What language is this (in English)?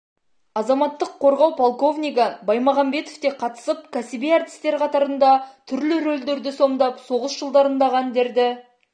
Kazakh